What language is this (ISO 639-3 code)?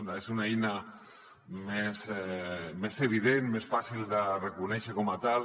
cat